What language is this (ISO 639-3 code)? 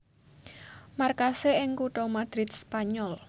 jav